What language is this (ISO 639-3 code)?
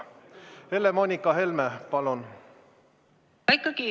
est